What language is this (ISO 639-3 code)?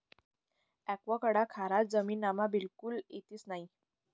mar